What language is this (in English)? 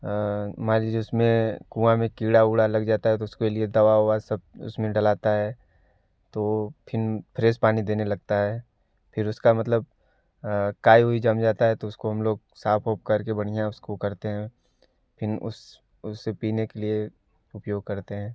Hindi